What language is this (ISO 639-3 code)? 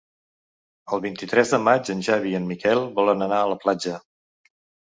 cat